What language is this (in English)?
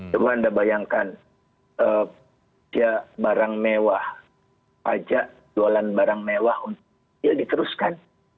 Indonesian